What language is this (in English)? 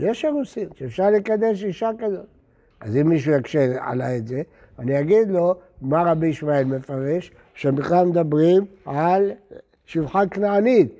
Hebrew